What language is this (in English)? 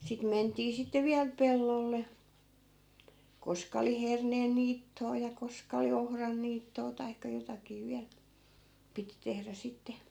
Finnish